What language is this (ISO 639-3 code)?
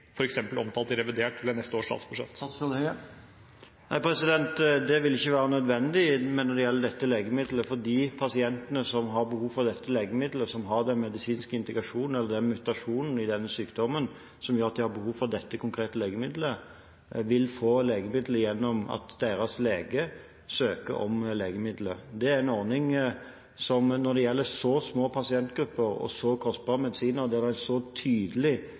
nob